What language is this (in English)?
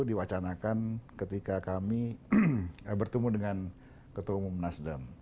Indonesian